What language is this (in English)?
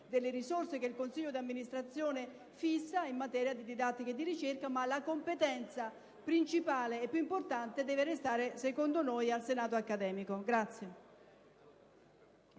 Italian